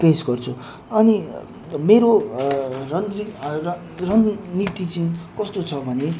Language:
Nepali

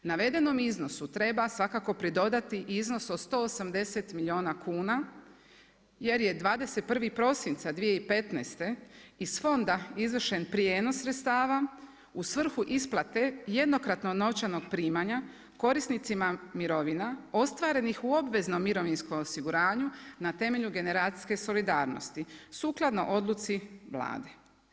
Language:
Croatian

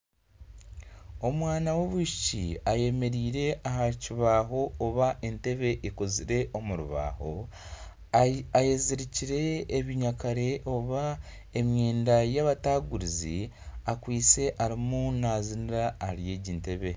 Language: Nyankole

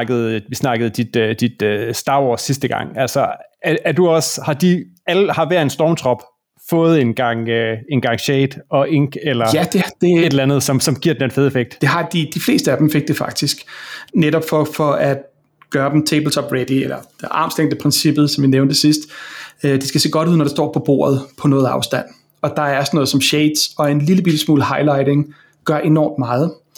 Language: Danish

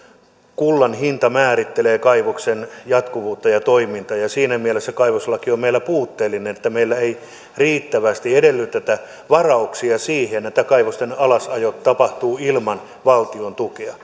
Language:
Finnish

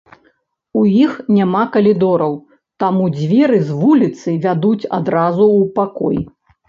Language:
Belarusian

